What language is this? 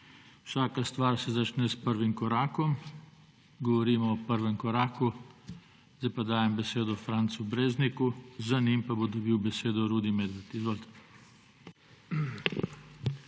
Slovenian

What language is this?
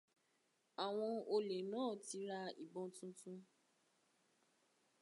Yoruba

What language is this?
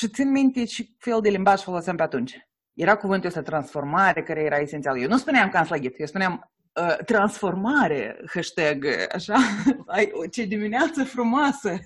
Romanian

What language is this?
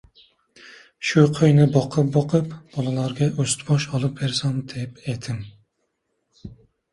Uzbek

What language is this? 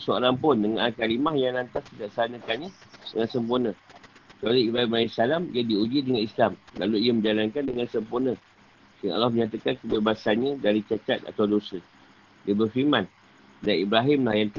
Malay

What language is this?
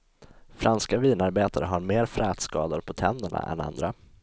Swedish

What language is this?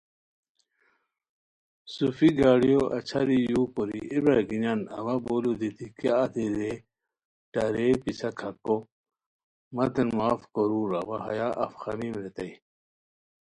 Khowar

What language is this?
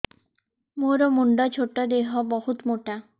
Odia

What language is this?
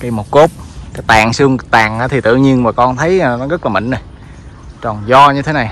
Vietnamese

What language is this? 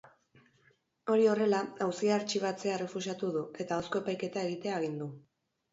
Basque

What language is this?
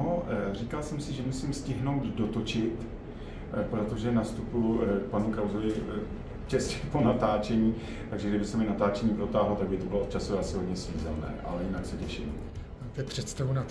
Czech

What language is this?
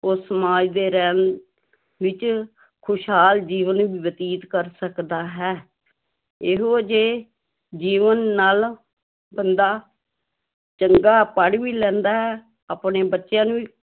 Punjabi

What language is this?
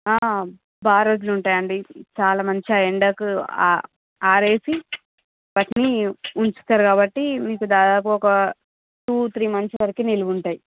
Telugu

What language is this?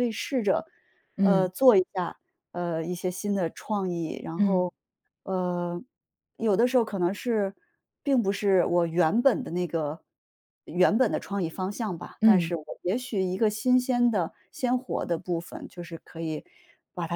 Chinese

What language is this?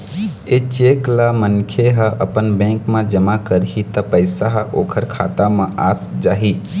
Chhattisgarhi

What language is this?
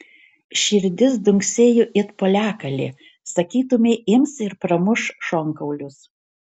Lithuanian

